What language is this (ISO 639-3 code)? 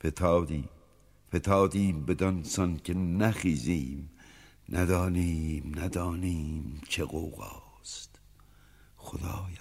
fas